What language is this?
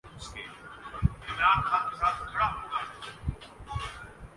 Urdu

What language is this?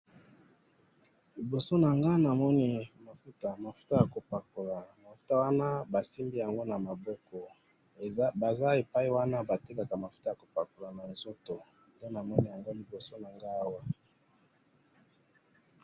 Lingala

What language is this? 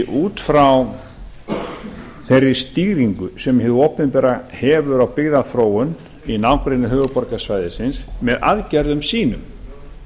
Icelandic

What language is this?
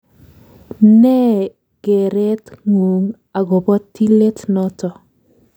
Kalenjin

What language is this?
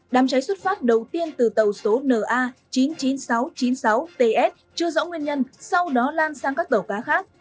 Vietnamese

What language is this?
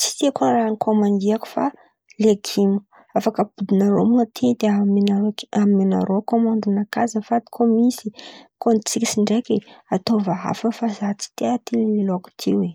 Antankarana Malagasy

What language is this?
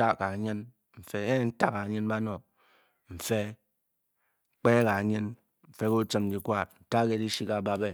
Bokyi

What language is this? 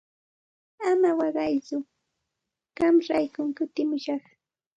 Santa Ana de Tusi Pasco Quechua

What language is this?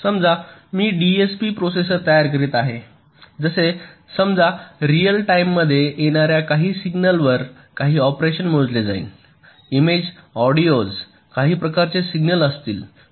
Marathi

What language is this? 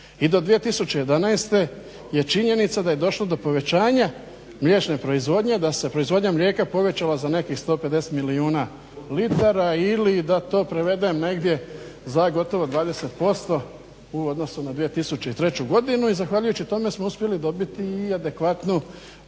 Croatian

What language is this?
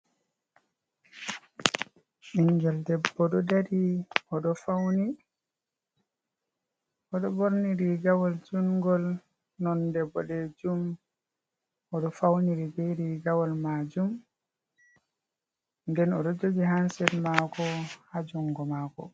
Fula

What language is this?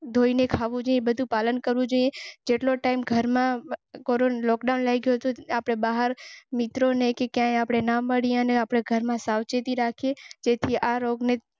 Gujarati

